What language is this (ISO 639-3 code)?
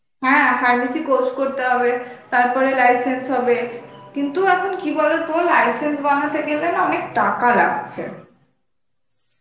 ben